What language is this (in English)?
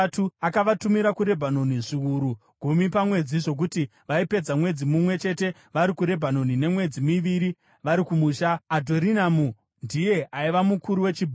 Shona